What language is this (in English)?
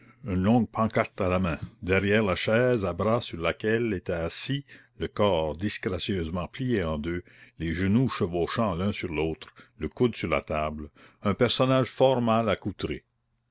French